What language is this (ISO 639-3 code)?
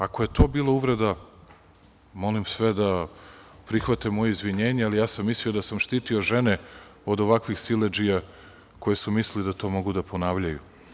srp